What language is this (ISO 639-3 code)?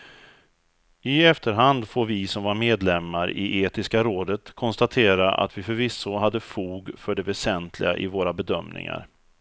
swe